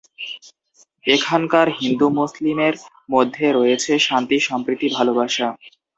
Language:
Bangla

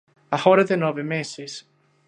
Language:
Galician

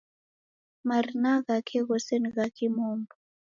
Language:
Taita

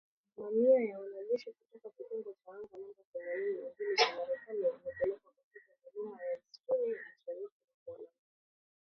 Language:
Swahili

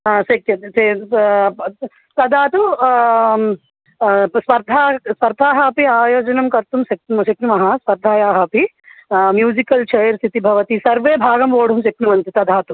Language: Sanskrit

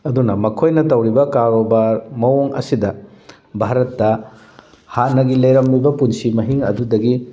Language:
Manipuri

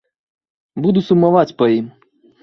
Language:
Belarusian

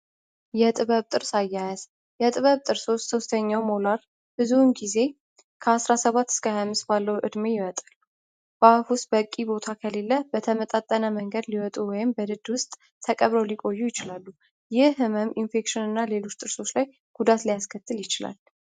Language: Amharic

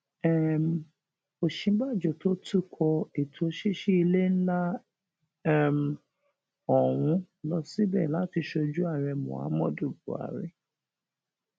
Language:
Yoruba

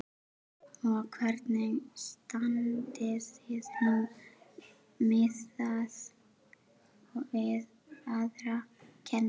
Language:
Icelandic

